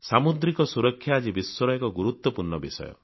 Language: Odia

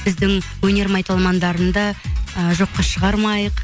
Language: Kazakh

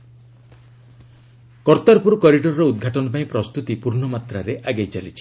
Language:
Odia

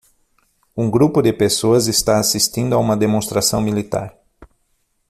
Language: Portuguese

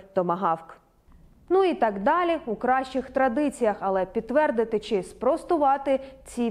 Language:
Ukrainian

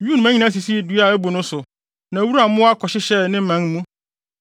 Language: Akan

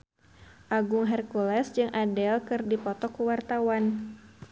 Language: Sundanese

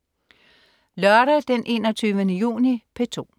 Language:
Danish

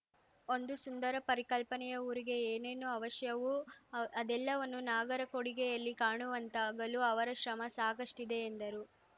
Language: Kannada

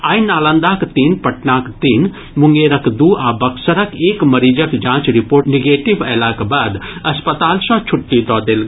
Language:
Maithili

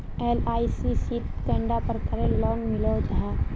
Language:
Magahi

